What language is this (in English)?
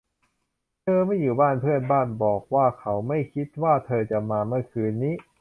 Thai